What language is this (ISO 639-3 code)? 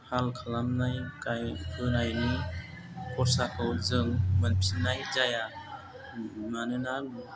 brx